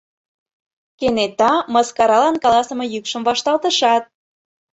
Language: Mari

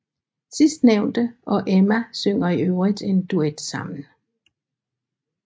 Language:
Danish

